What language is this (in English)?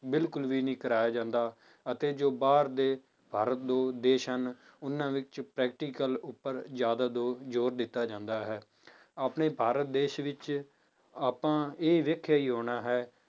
Punjabi